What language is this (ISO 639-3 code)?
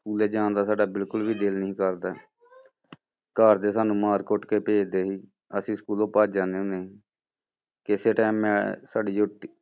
pan